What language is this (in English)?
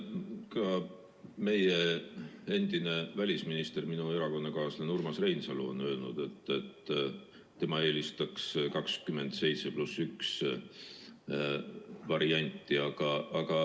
Estonian